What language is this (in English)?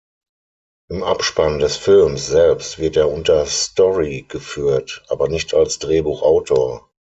German